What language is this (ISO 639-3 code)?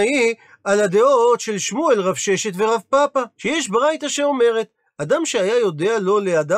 heb